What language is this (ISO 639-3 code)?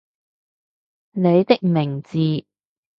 yue